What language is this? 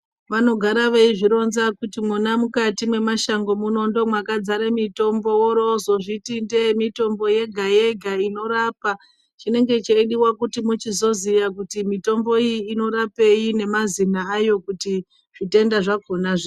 Ndau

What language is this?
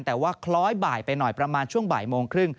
Thai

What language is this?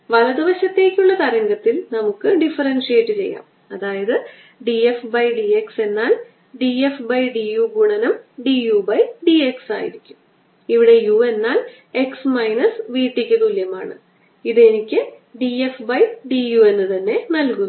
Malayalam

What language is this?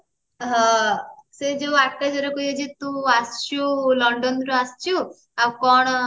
Odia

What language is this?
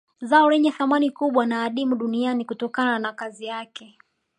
Swahili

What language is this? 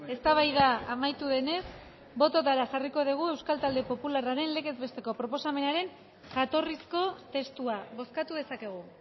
Basque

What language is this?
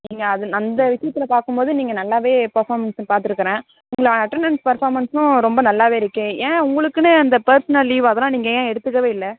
Tamil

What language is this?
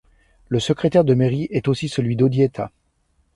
French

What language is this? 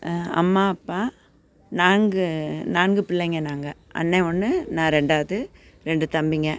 Tamil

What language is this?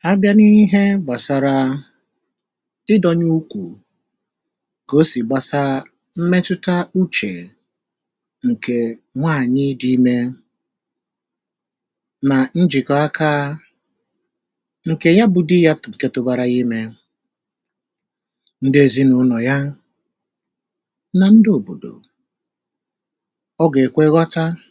Igbo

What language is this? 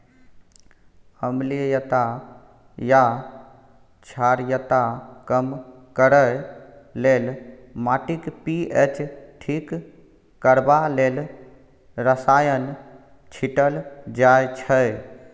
Maithili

